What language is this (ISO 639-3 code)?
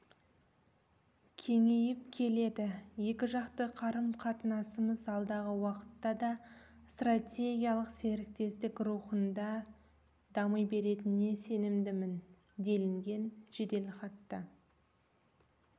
kaz